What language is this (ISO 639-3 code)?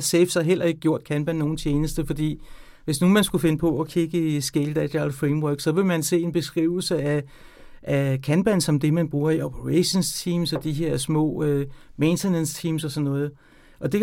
dan